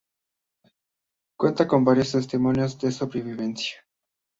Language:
Spanish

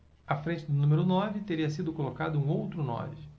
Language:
Portuguese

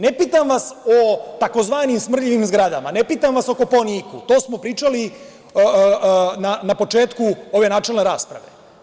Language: Serbian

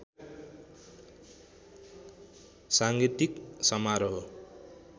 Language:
Nepali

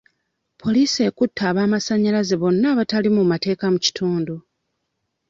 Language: Ganda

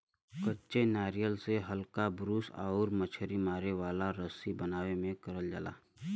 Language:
Bhojpuri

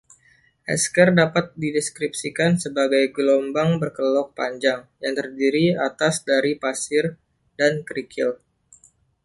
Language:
Indonesian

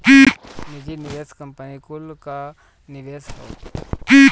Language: Bhojpuri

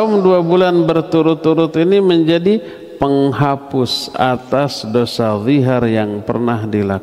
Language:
Indonesian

